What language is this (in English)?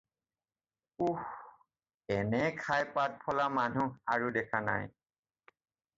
Assamese